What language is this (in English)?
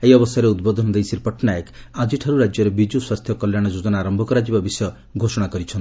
Odia